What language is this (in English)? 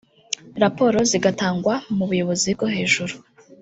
Kinyarwanda